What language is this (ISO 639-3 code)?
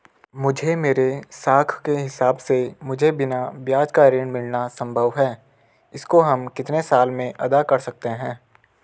hin